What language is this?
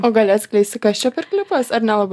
Lithuanian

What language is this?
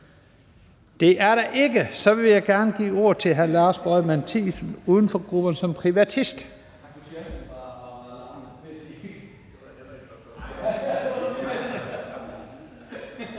Danish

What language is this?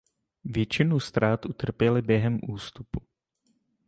Czech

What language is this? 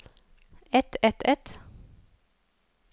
Norwegian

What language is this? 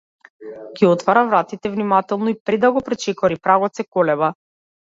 Macedonian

